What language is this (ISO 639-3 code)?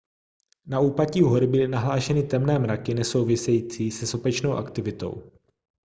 ces